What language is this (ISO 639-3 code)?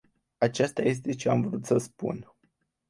ron